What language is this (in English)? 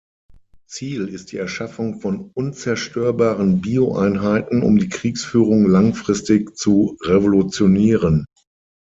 German